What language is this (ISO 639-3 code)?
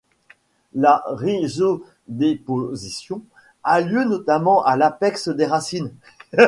fra